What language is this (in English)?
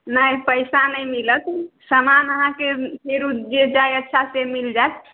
Maithili